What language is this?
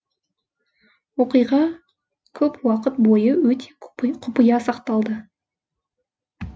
Kazakh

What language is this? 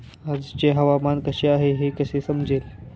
Marathi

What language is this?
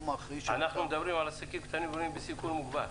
Hebrew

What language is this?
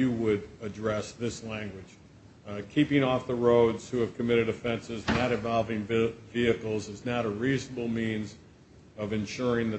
English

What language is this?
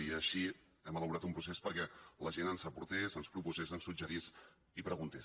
Catalan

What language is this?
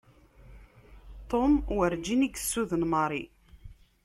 Kabyle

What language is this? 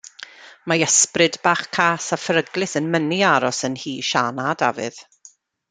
Welsh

